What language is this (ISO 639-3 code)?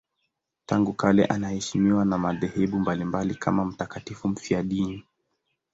swa